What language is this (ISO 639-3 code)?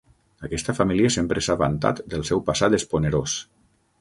cat